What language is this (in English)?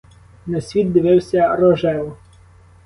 Ukrainian